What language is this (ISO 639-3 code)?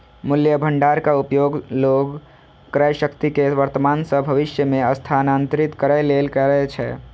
mai